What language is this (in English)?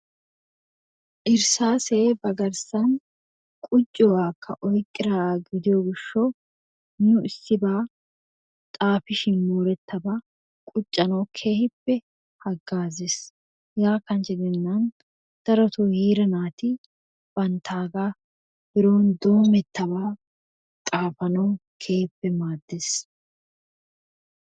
Wolaytta